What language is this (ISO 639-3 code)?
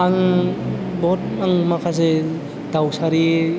brx